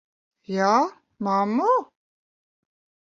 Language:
Latvian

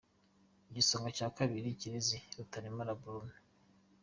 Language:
Kinyarwanda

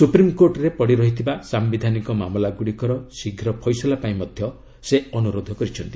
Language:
Odia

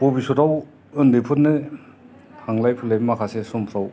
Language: Bodo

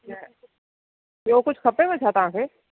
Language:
Sindhi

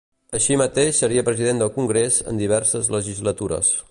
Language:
Catalan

